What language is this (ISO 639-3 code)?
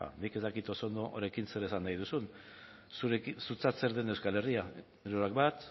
eus